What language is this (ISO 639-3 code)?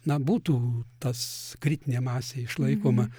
lit